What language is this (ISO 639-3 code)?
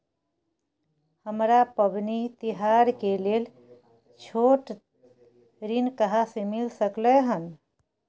mai